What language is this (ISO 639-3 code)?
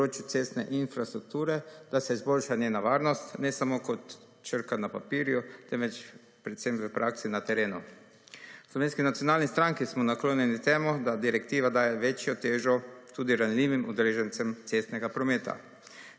slv